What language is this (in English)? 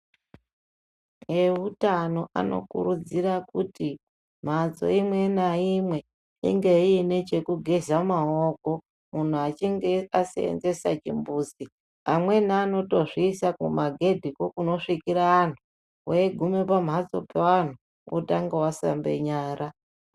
Ndau